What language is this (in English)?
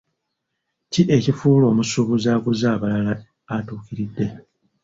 Ganda